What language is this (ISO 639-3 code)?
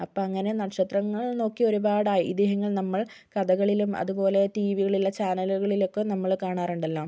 mal